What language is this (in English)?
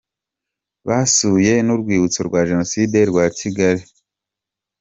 Kinyarwanda